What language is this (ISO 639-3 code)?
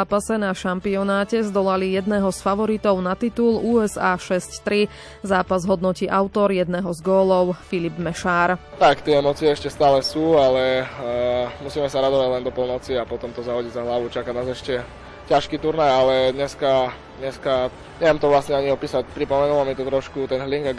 slk